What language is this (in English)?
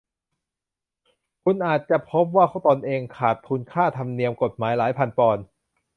Thai